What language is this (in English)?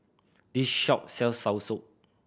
English